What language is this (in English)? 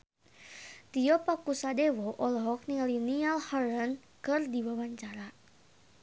Sundanese